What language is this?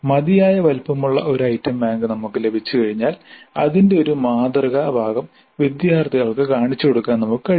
Malayalam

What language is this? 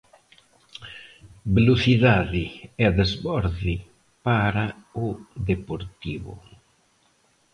Galician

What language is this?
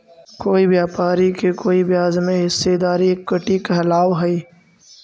Magahi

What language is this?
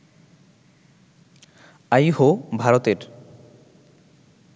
Bangla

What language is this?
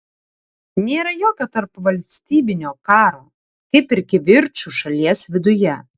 Lithuanian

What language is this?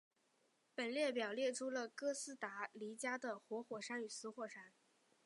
Chinese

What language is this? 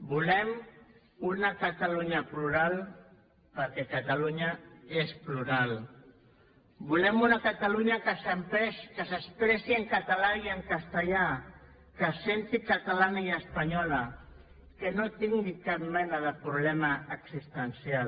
Catalan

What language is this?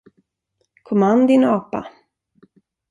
Swedish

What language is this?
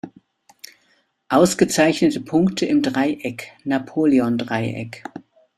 German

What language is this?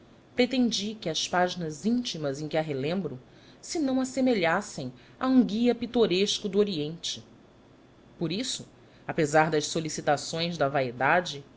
Portuguese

